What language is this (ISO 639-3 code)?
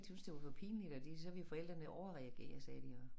dan